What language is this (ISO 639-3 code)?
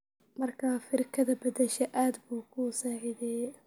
som